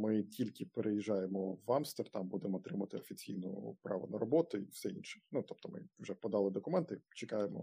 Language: Ukrainian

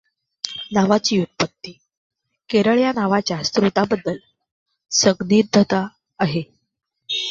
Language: Marathi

